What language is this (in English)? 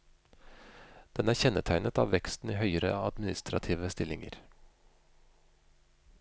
Norwegian